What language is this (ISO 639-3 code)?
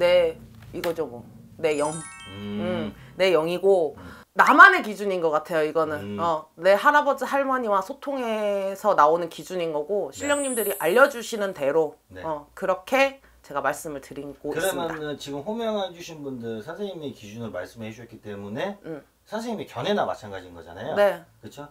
kor